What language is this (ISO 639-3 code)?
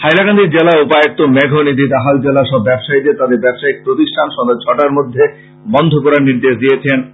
ben